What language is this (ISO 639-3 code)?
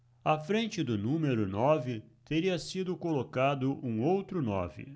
por